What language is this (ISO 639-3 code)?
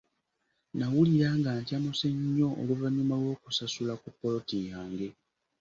lug